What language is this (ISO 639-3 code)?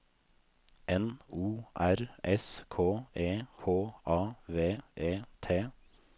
nor